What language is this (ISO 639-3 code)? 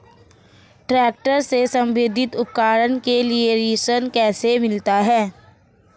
hin